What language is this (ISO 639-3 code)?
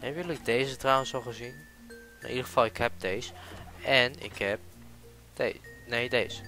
nld